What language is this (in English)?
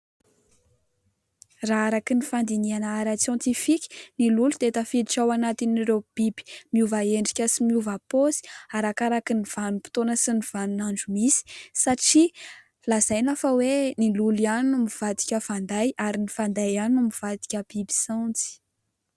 Malagasy